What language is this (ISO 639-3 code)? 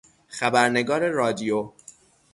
fas